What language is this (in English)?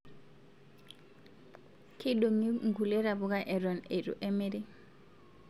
Masai